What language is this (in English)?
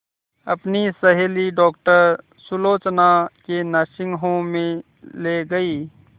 Hindi